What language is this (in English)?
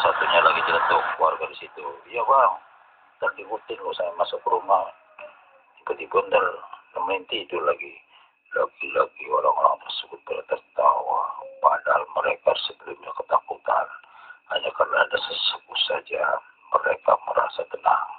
Indonesian